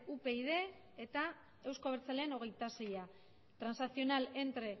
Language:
Basque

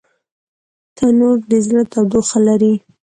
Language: Pashto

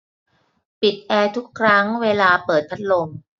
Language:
Thai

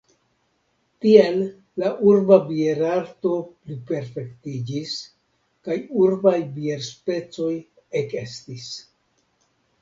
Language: Esperanto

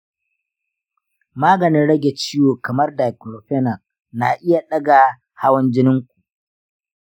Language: Hausa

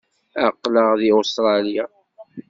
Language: Kabyle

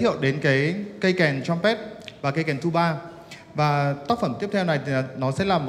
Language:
Vietnamese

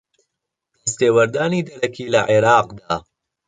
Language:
Central Kurdish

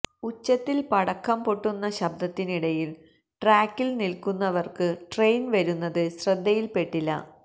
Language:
Malayalam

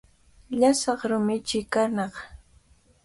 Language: Cajatambo North Lima Quechua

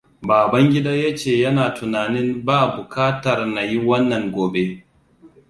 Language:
Hausa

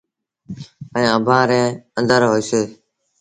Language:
Sindhi Bhil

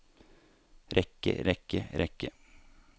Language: Norwegian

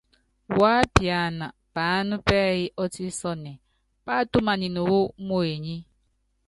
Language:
Yangben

